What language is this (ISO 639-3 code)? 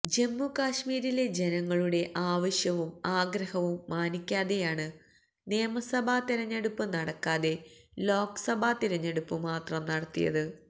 mal